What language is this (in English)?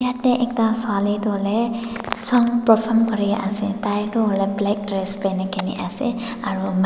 Naga Pidgin